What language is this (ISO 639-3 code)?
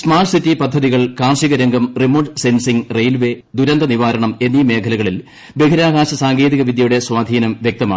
mal